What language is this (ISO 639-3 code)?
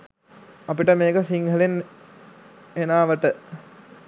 sin